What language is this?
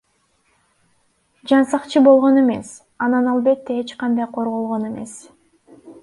Kyrgyz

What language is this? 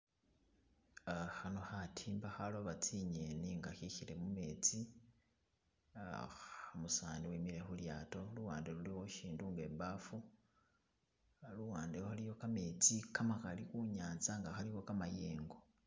Masaaba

